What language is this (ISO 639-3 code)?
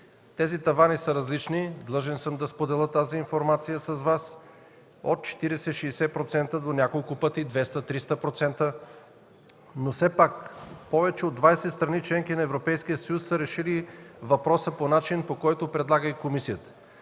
bul